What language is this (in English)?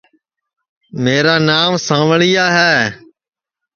Sansi